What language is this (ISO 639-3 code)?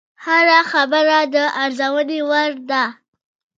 pus